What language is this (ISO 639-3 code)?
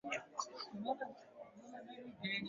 swa